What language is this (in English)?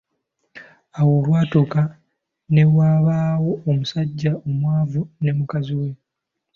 Ganda